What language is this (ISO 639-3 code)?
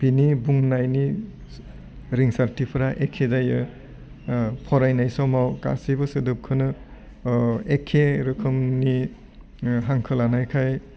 brx